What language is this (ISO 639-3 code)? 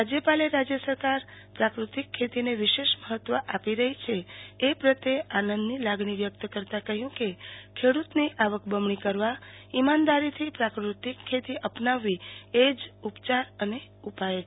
guj